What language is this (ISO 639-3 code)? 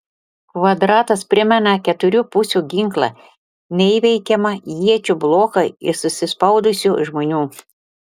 lit